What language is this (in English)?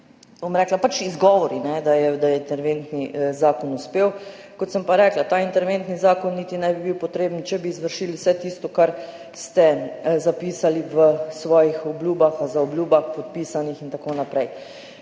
Slovenian